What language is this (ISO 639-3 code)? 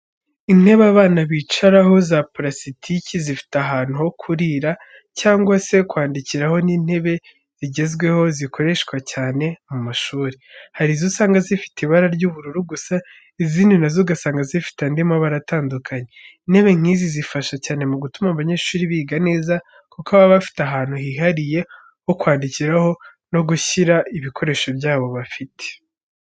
kin